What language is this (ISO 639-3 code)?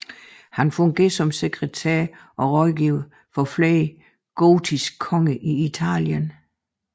dan